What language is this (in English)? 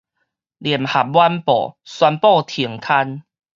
Min Nan Chinese